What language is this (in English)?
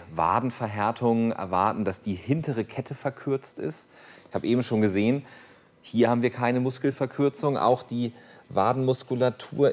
German